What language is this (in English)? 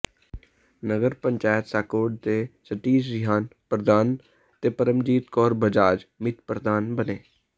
Punjabi